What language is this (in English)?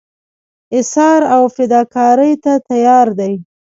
Pashto